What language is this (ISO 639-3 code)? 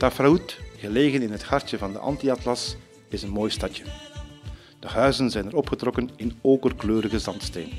nld